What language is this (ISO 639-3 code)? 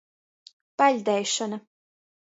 ltg